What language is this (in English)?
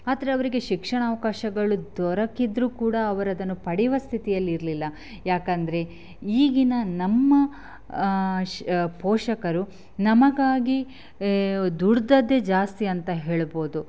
Kannada